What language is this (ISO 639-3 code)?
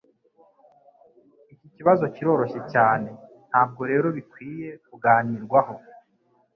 kin